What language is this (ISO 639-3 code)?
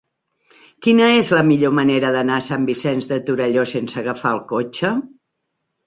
cat